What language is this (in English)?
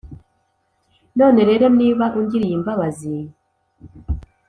Kinyarwanda